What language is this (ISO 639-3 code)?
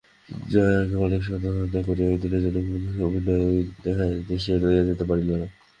ben